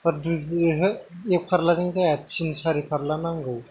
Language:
Bodo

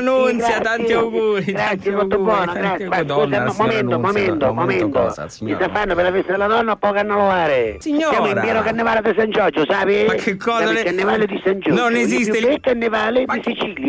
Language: Italian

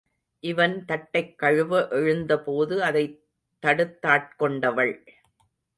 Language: Tamil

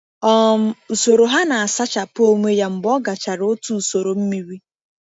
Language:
Igbo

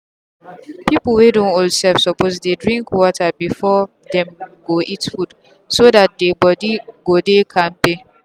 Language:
Nigerian Pidgin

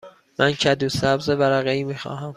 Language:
Persian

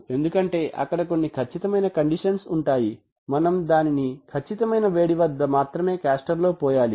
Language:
Telugu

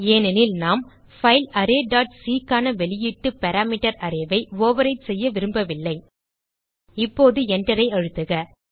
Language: Tamil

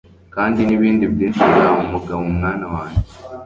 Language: Kinyarwanda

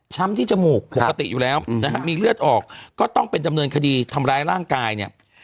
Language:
Thai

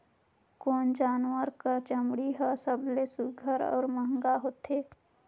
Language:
Chhattisgarhi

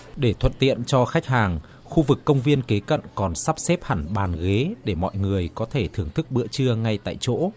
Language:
Vietnamese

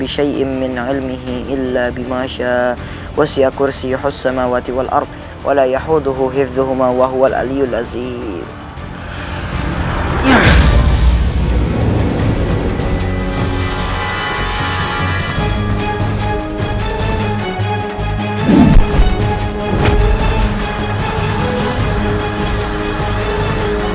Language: Indonesian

